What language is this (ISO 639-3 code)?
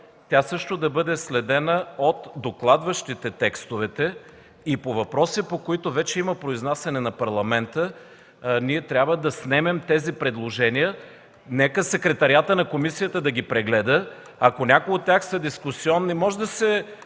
bul